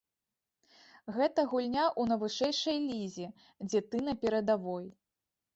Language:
Belarusian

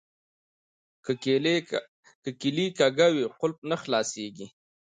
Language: Pashto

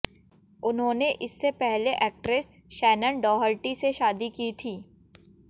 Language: Hindi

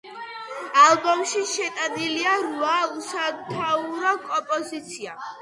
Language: Georgian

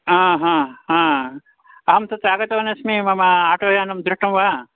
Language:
Sanskrit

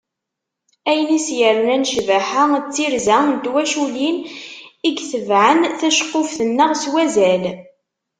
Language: Kabyle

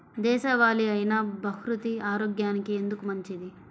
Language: Telugu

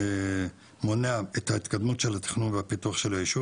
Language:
Hebrew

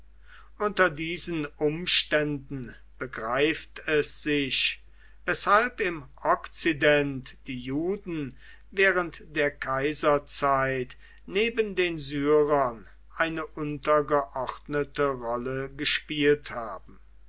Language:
German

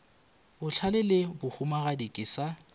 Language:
Northern Sotho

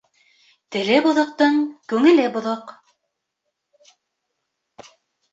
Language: Bashkir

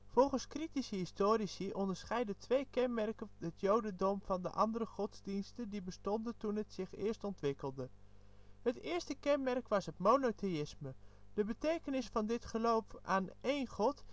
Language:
Dutch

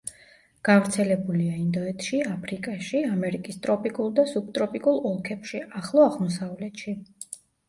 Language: Georgian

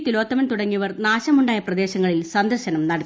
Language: Malayalam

